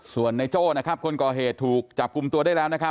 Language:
Thai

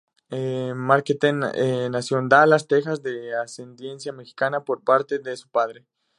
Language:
Spanish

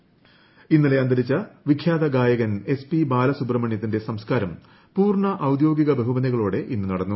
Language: Malayalam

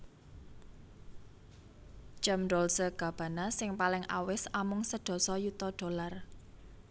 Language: Javanese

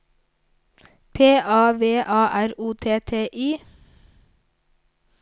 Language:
Norwegian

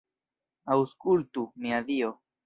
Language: Esperanto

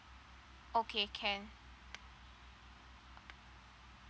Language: English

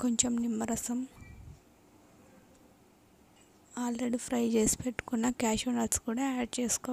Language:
Hindi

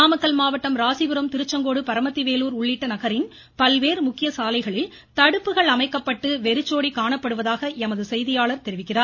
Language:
Tamil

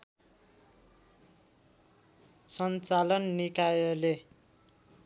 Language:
Nepali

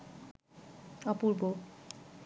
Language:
Bangla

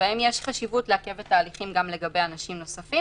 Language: Hebrew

